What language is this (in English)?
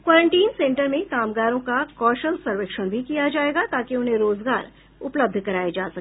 Hindi